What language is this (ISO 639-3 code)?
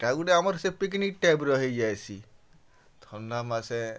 ori